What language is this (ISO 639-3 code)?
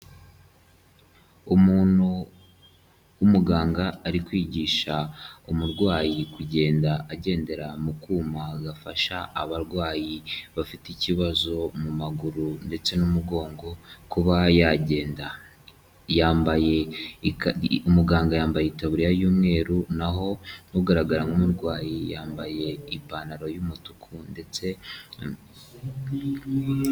kin